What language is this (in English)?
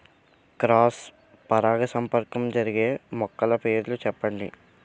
Telugu